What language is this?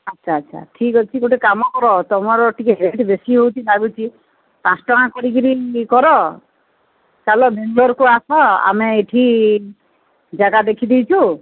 Odia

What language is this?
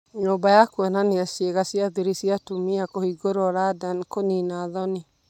Kikuyu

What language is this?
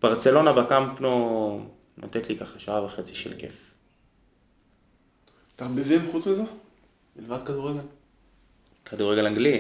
Hebrew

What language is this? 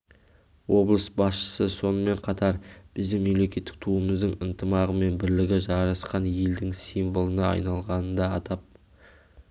Kazakh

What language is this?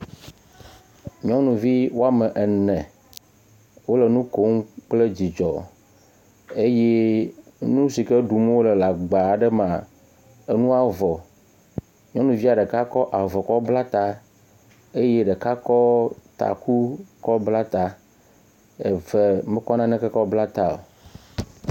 Ewe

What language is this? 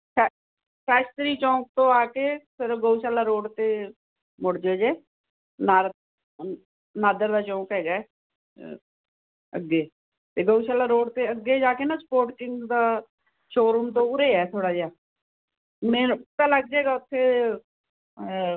Punjabi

